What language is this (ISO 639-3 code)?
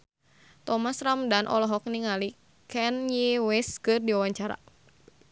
sun